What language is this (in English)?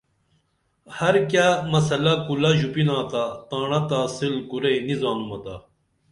Dameli